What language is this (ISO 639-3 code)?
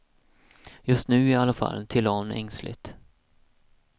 swe